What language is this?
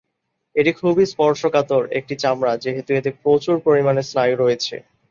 Bangla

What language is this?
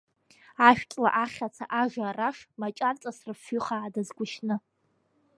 Abkhazian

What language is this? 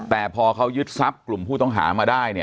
Thai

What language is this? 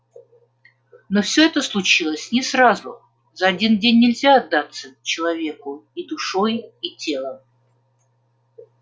Russian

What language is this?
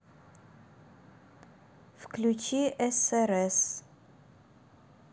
Russian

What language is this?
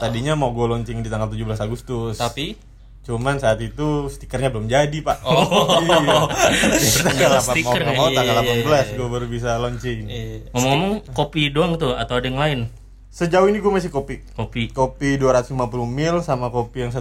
Indonesian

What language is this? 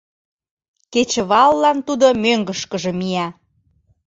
Mari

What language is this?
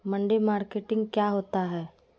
Magahi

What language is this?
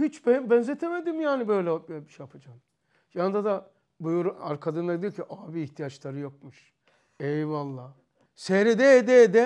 Turkish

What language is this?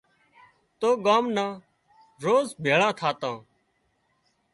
Wadiyara Koli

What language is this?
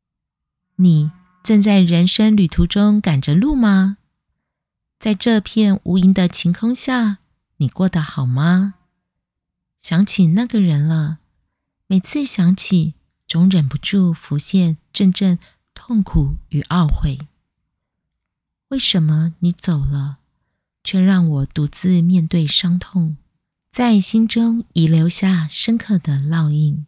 Chinese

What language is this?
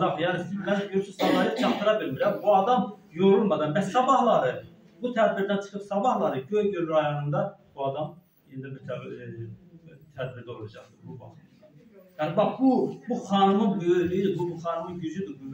Turkish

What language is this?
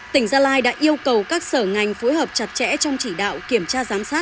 Vietnamese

